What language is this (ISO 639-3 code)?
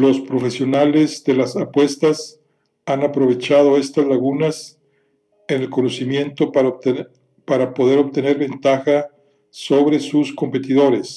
spa